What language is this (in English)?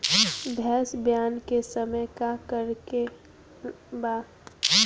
Bhojpuri